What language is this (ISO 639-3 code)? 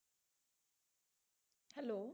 pan